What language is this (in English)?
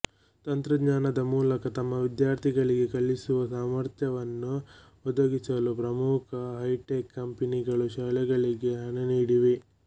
Kannada